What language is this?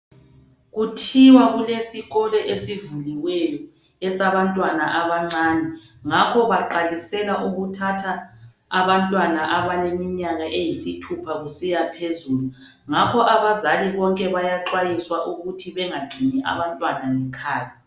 North Ndebele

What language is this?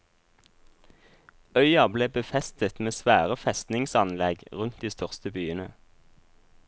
Norwegian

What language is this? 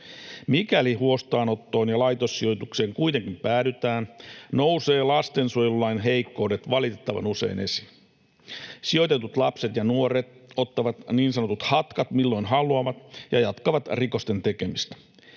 Finnish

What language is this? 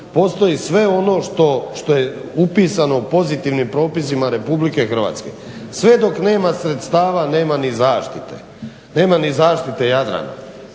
Croatian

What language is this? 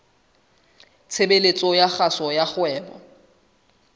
Southern Sotho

